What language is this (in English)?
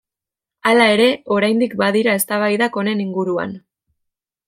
Basque